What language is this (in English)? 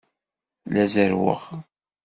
Kabyle